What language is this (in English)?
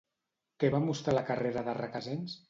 Catalan